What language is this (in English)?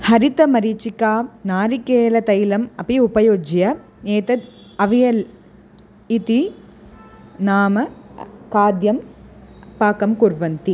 Sanskrit